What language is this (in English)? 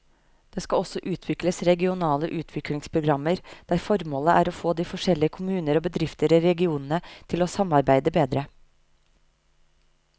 Norwegian